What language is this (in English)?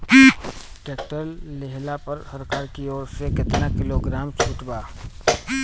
Bhojpuri